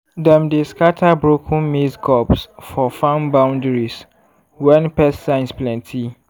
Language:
Nigerian Pidgin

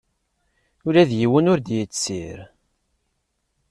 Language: Kabyle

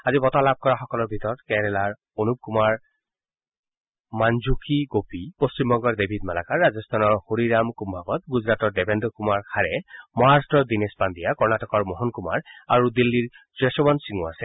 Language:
Assamese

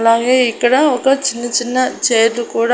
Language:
Telugu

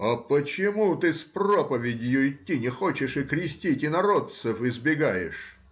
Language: Russian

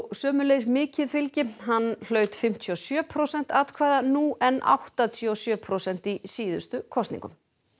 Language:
Icelandic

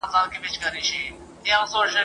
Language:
Pashto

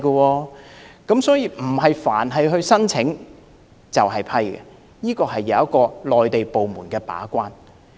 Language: Cantonese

